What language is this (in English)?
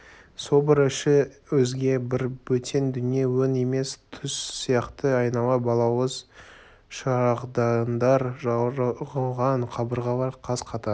Kazakh